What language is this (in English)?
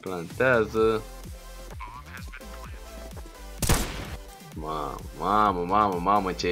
Romanian